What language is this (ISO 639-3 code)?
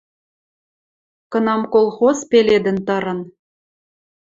mrj